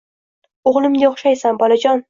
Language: Uzbek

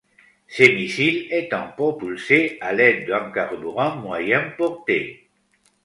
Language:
French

